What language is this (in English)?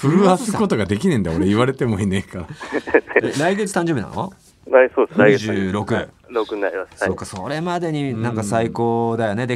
Japanese